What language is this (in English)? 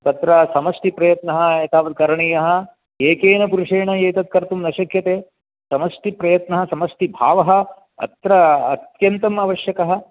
Sanskrit